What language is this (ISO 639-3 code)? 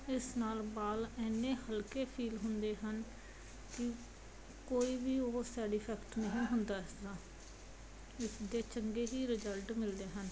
pan